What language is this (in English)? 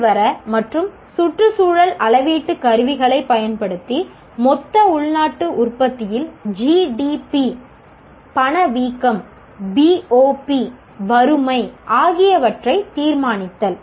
Tamil